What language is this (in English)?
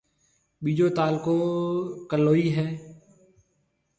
Marwari (Pakistan)